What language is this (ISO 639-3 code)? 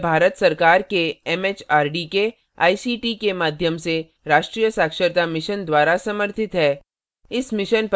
hin